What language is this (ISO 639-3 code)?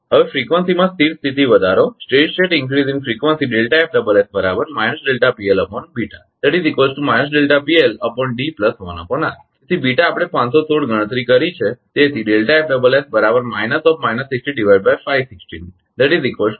guj